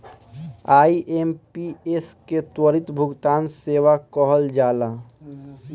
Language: Bhojpuri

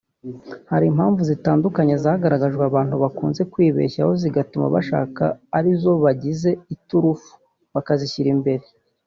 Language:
Kinyarwanda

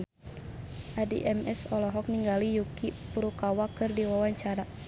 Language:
Sundanese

